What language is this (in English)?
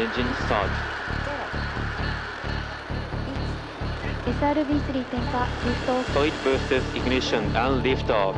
Indonesian